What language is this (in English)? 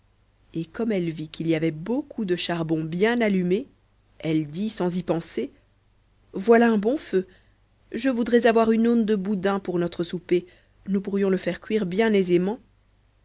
French